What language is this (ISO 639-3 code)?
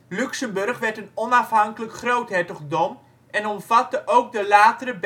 nld